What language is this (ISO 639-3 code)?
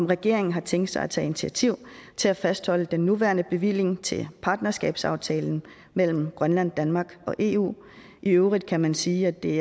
dan